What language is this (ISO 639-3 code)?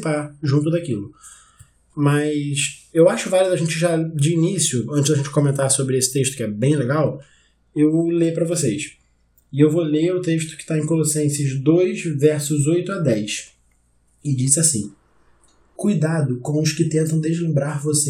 por